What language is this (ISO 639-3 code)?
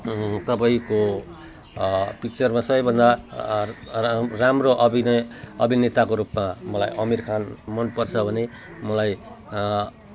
nep